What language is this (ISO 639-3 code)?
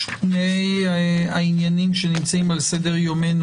heb